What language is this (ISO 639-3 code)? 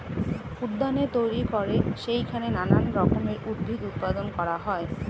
ben